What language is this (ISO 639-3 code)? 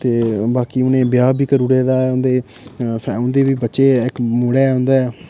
doi